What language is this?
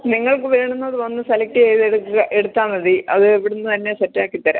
Malayalam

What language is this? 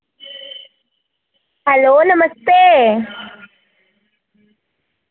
Dogri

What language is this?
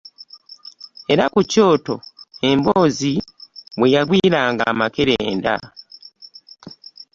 Ganda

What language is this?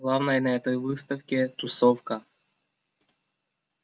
Russian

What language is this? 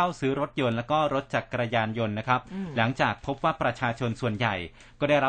Thai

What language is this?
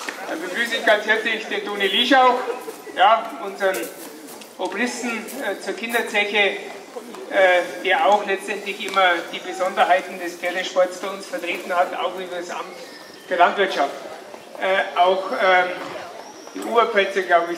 German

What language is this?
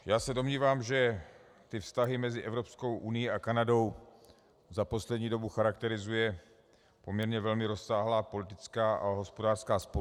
Czech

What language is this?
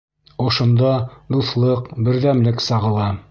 Bashkir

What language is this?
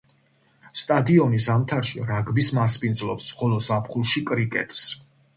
Georgian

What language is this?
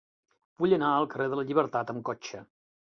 Catalan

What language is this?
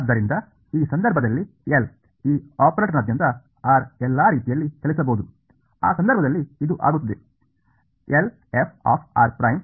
Kannada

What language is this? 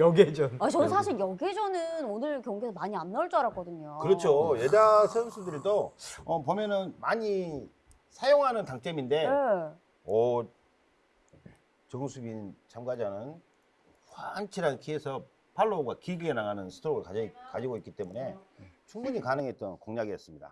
Korean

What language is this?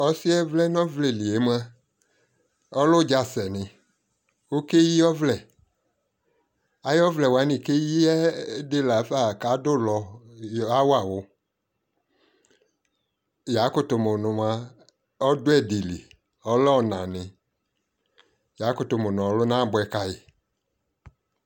Ikposo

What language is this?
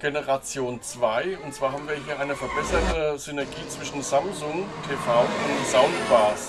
German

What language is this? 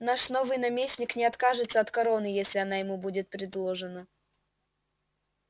Russian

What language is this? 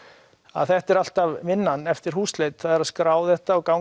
Icelandic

